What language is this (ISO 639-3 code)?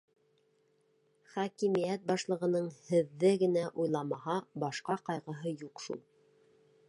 bak